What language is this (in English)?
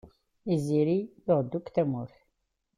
Kabyle